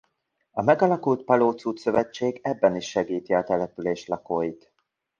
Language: Hungarian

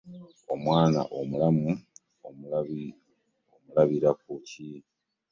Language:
Ganda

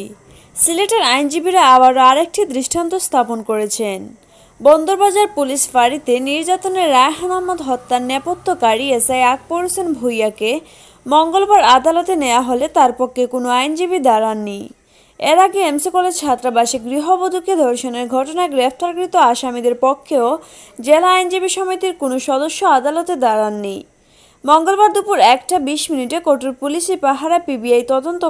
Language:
Turkish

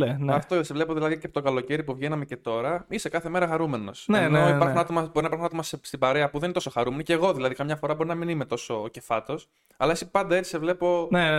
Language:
Greek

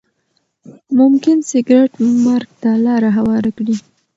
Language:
Pashto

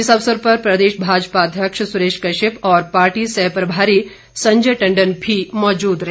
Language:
Hindi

